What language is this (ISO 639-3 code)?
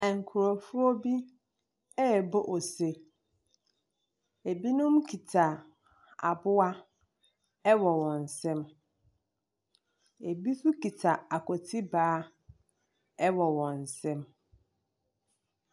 aka